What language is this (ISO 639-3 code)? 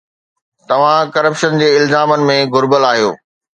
snd